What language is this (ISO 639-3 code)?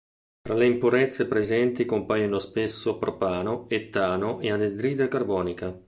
ita